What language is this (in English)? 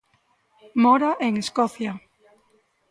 Galician